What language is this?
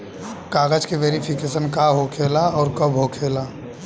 Bhojpuri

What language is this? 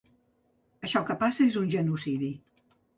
Catalan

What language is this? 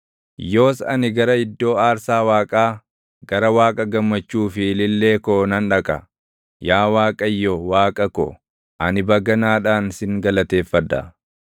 Oromo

